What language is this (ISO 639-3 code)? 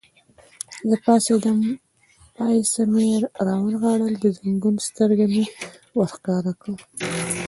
pus